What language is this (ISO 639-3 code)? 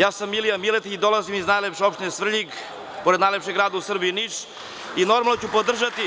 srp